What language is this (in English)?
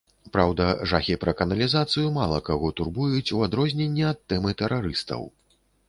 Belarusian